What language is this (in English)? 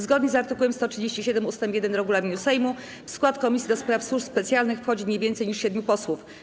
Polish